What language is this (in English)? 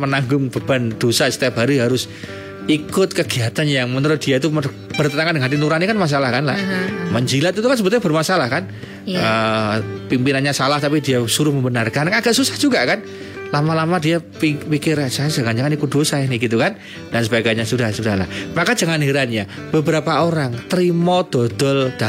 Indonesian